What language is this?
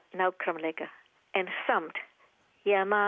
Icelandic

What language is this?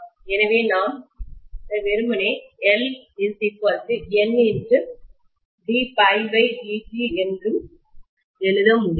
Tamil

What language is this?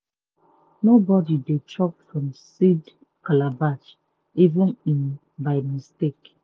Nigerian Pidgin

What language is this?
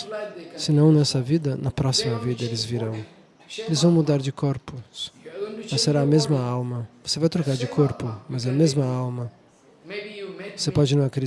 Portuguese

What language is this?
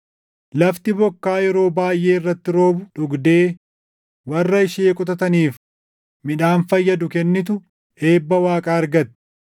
Oromo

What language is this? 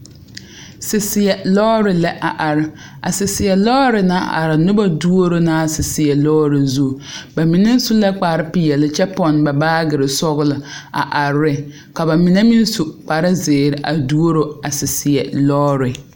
Southern Dagaare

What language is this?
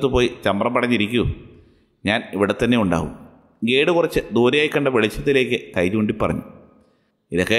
Malayalam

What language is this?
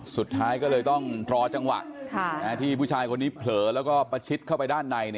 Thai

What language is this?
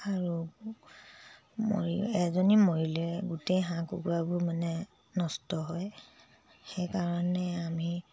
Assamese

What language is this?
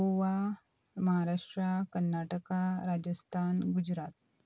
Konkani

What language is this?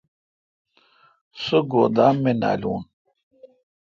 Kalkoti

